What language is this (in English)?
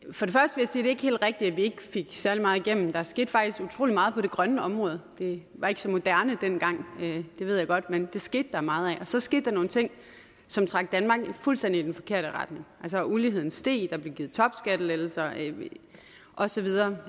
Danish